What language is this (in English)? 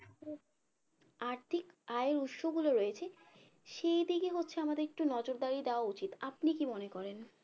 Bangla